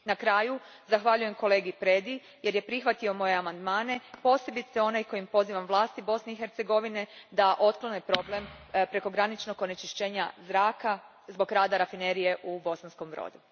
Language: Croatian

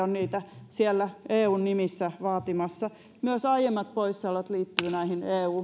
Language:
Finnish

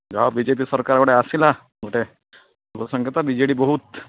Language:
Odia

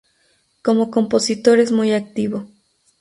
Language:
Spanish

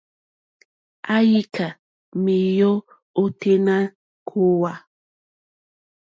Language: Mokpwe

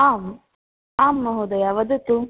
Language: Sanskrit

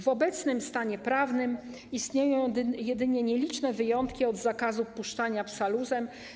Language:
Polish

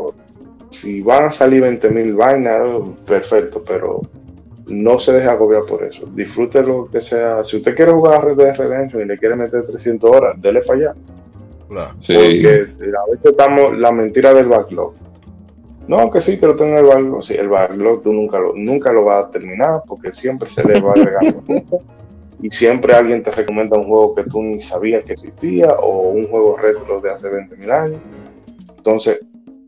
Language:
Spanish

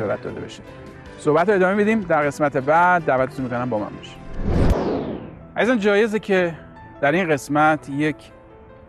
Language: Persian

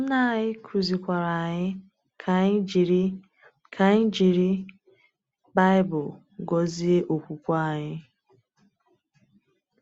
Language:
Igbo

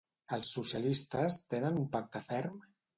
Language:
Catalan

